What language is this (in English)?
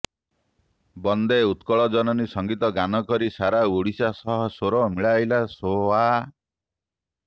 Odia